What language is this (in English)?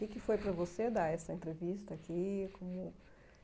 Portuguese